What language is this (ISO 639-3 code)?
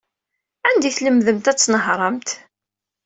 kab